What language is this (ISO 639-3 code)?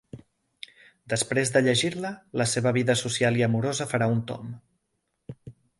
cat